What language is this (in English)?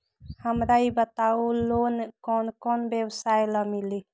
Magahi